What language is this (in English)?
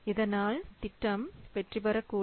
Tamil